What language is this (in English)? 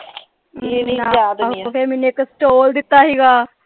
Punjabi